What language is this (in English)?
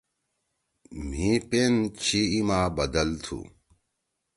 Torwali